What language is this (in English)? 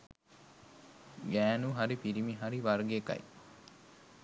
Sinhala